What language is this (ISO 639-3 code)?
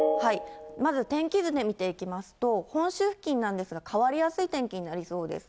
jpn